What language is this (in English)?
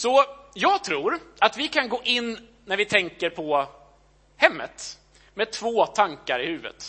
Swedish